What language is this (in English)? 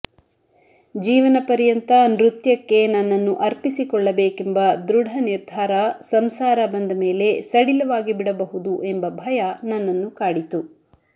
Kannada